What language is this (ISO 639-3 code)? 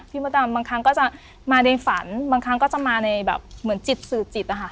tha